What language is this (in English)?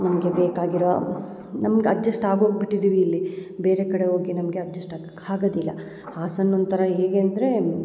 Kannada